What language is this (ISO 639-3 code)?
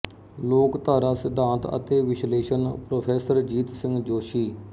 pan